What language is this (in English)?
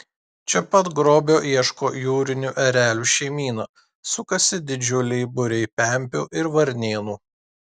Lithuanian